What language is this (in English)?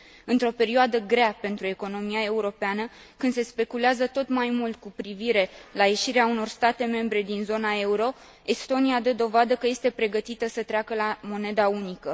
Romanian